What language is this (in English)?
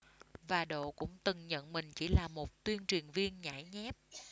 Vietnamese